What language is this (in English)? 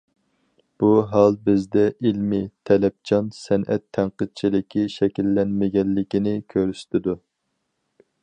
Uyghur